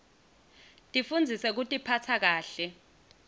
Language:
Swati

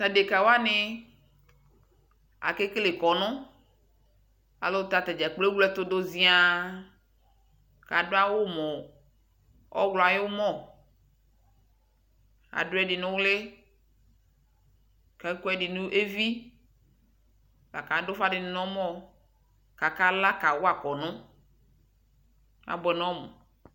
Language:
Ikposo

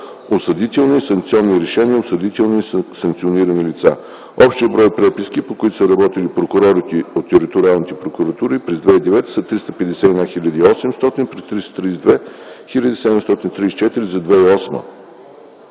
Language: Bulgarian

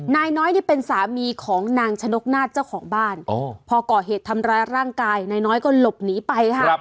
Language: Thai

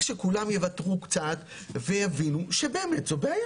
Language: Hebrew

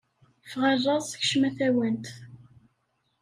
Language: Kabyle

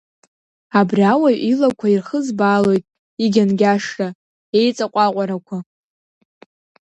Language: Abkhazian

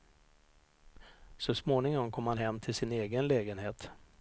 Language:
Swedish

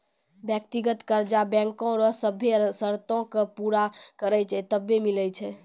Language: Maithili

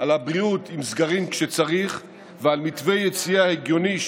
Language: Hebrew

